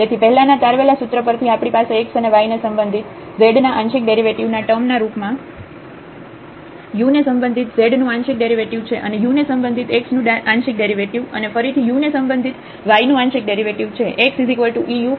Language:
Gujarati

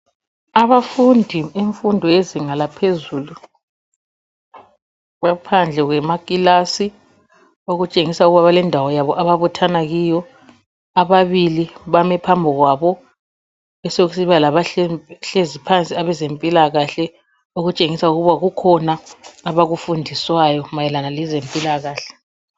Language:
North Ndebele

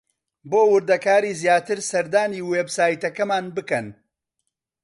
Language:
Central Kurdish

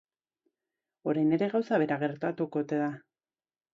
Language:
Basque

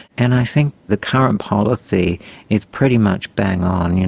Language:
English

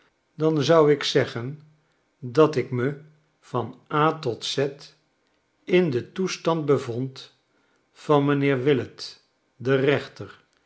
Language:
Dutch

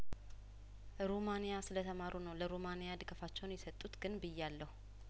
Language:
Amharic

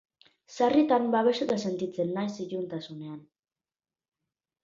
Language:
Basque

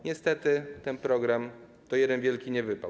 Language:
Polish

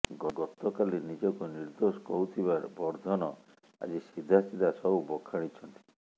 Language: Odia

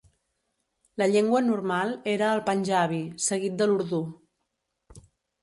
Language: Catalan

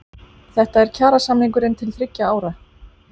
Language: Icelandic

